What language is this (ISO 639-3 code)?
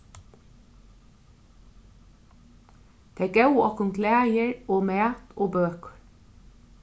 fao